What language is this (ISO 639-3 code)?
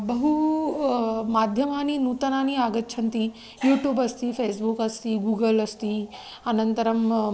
san